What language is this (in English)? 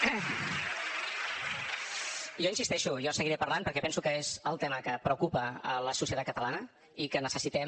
Catalan